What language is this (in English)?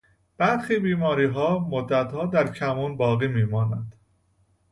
Persian